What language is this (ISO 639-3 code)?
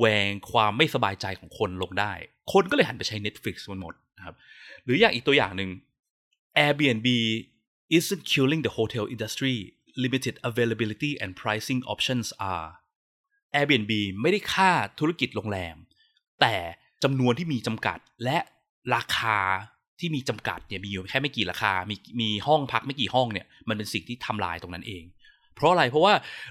tha